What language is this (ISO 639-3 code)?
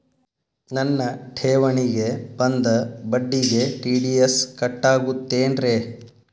kan